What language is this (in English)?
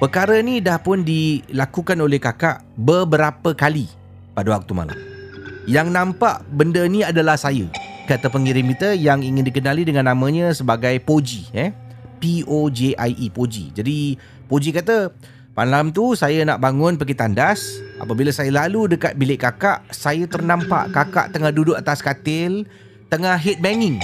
Malay